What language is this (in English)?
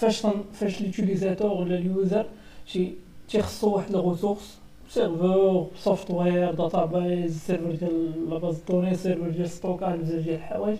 Arabic